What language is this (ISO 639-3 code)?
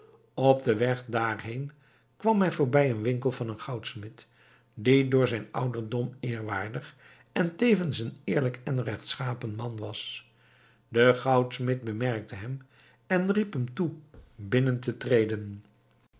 nld